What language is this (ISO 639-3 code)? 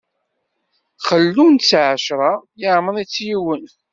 kab